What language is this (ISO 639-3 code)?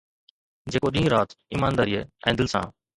snd